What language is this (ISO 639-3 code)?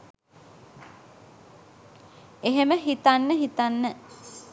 sin